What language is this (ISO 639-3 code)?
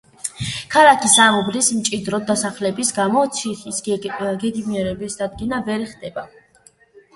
kat